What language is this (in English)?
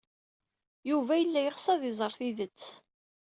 Kabyle